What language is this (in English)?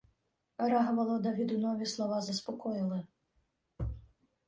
Ukrainian